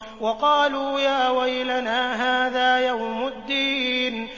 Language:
Arabic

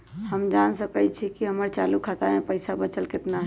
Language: Magahi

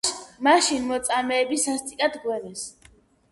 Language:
Georgian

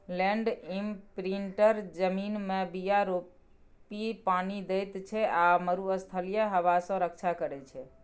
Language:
Maithili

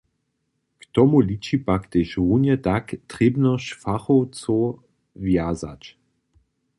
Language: Upper Sorbian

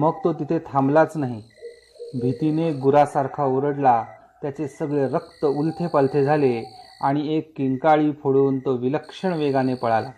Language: Marathi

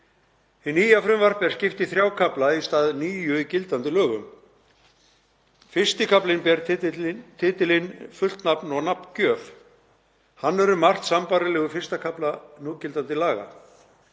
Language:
Icelandic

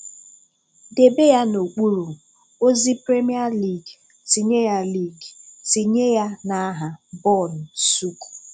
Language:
Igbo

